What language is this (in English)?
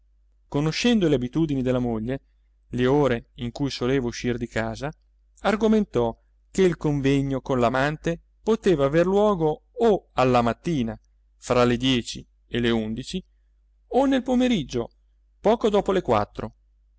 Italian